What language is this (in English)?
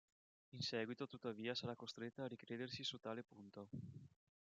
Italian